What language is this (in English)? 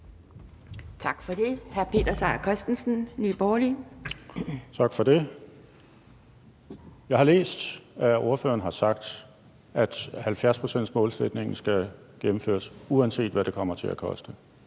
Danish